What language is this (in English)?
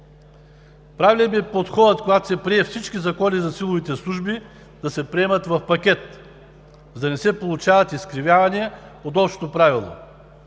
Bulgarian